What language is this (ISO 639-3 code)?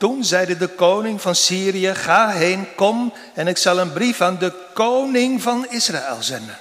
nld